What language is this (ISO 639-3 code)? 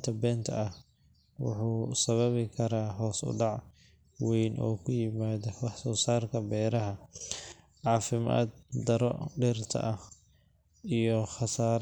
som